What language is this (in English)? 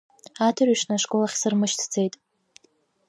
Abkhazian